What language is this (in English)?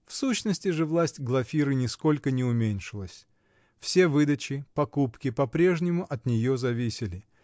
Russian